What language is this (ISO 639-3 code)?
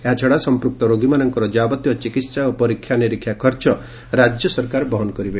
ori